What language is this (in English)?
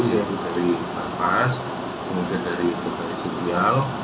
Indonesian